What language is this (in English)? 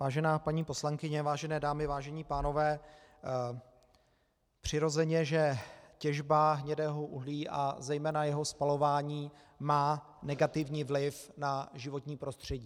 Czech